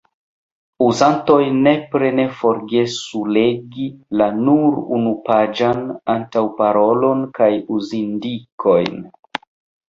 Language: Esperanto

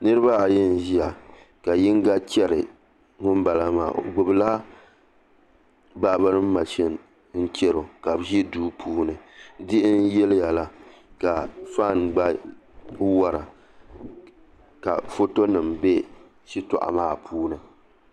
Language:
Dagbani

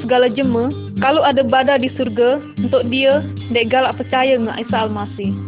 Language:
Malay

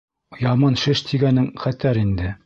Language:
Bashkir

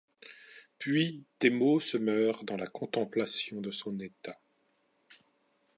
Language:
French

